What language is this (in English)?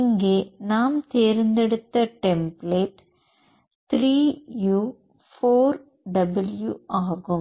Tamil